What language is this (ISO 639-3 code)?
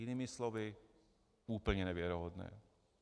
ces